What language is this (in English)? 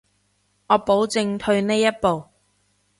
Cantonese